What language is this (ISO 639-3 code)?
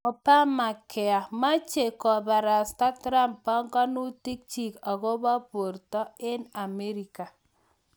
kln